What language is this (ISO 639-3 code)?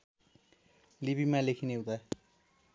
nep